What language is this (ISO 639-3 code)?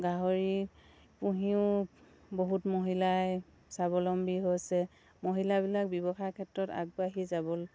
asm